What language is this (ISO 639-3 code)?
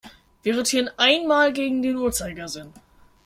deu